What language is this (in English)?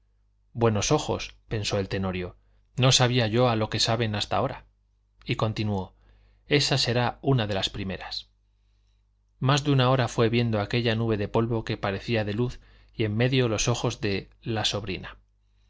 Spanish